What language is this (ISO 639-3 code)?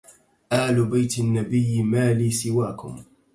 ara